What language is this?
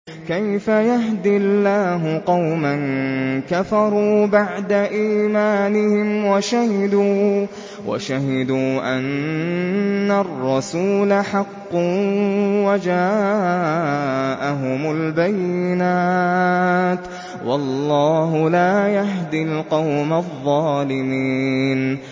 Arabic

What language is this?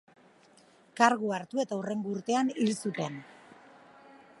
Basque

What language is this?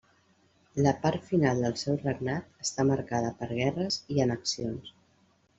Catalan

